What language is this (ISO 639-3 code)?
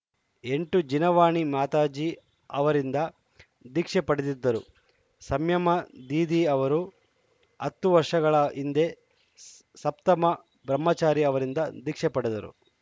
kan